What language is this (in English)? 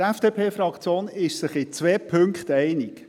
Swiss German